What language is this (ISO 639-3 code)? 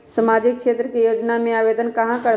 mag